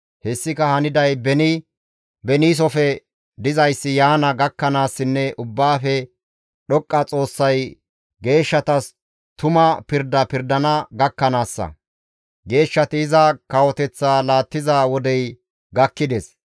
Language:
Gamo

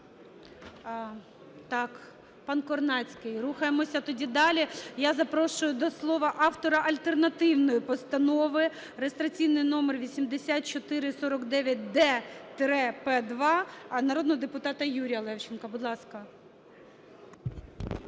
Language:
Ukrainian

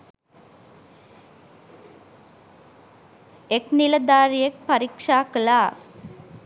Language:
Sinhala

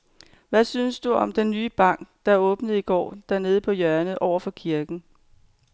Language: Danish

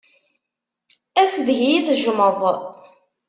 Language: Kabyle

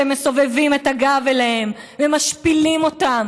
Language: Hebrew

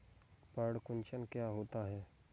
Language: Hindi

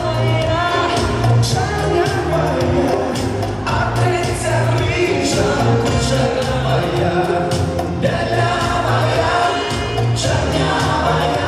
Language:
Ukrainian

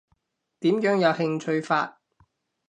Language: Cantonese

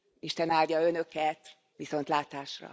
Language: Hungarian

